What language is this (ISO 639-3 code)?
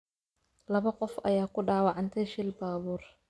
som